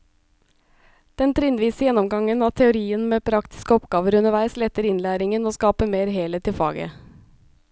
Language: Norwegian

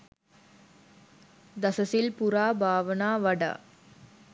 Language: Sinhala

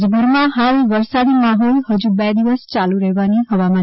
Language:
Gujarati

